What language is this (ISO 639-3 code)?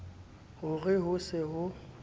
sot